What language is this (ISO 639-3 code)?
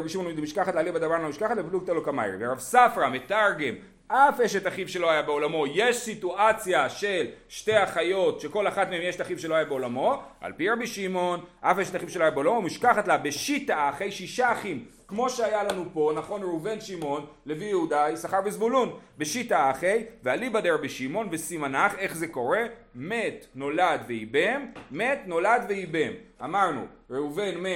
heb